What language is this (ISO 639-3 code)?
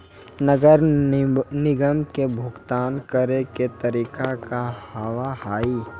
mai